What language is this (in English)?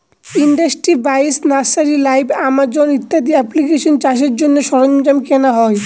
Bangla